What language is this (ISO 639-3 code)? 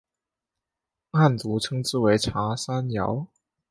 zho